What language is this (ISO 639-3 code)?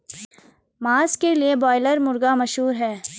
hin